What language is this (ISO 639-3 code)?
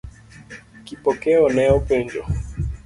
luo